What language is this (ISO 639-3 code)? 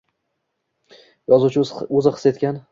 uzb